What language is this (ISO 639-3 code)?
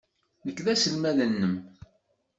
kab